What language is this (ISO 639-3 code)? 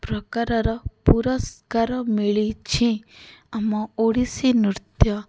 ori